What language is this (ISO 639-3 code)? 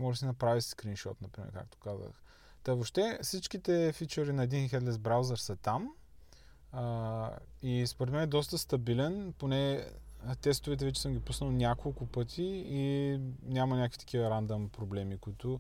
bul